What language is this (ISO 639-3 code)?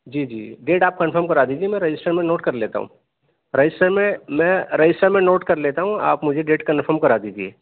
urd